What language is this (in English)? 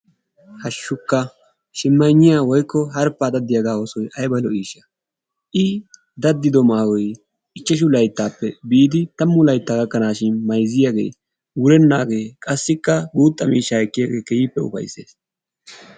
Wolaytta